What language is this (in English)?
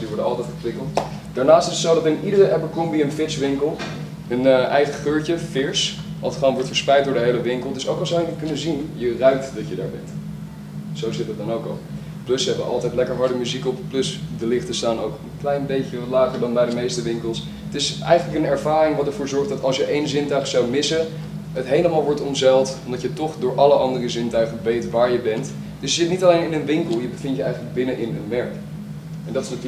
Dutch